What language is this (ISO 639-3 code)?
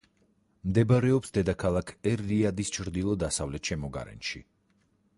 kat